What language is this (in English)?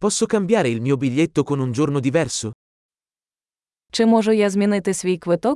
Italian